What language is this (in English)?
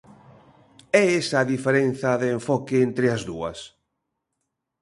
Galician